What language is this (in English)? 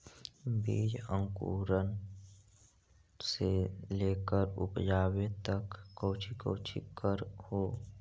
Magahi